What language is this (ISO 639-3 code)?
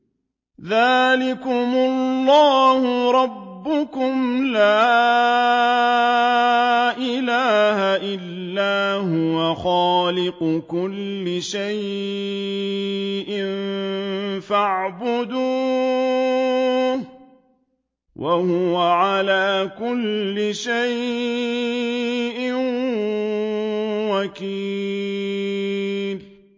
ara